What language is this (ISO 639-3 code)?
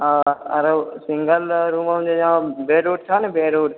mai